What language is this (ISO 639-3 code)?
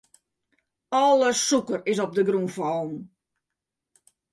fry